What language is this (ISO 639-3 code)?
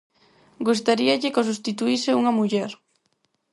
glg